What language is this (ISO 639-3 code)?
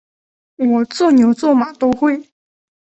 zho